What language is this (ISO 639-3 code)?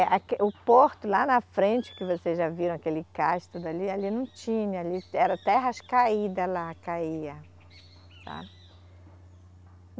por